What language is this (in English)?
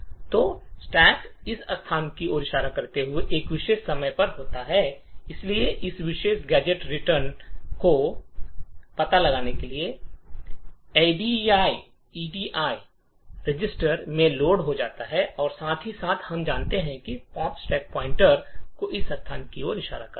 Hindi